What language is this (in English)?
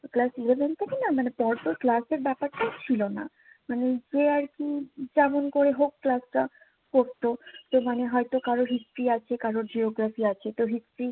Bangla